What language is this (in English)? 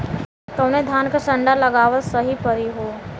Bhojpuri